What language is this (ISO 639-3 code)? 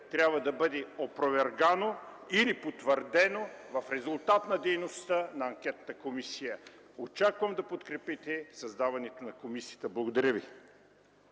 bul